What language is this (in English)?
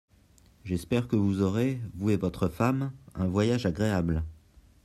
French